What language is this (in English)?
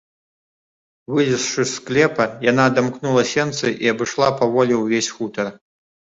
Belarusian